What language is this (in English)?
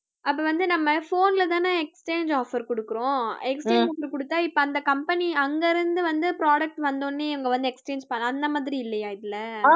Tamil